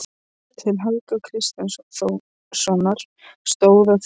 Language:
Icelandic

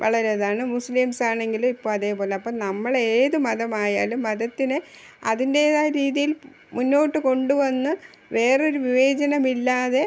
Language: Malayalam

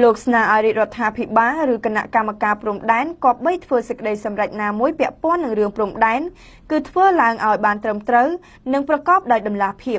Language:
Vietnamese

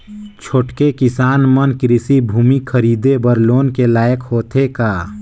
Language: Chhattisgarhi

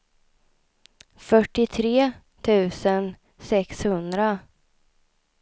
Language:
Swedish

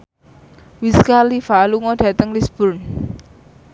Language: Javanese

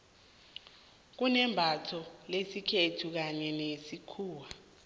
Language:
South Ndebele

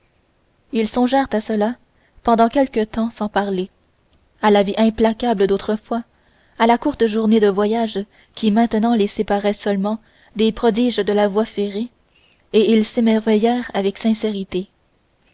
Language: French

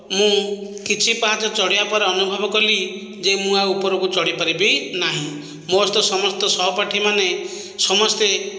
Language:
Odia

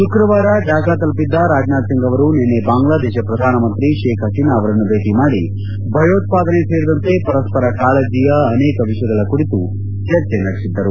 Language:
Kannada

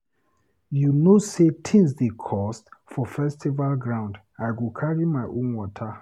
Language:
Nigerian Pidgin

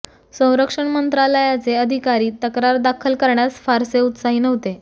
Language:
Marathi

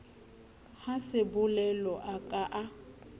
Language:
Southern Sotho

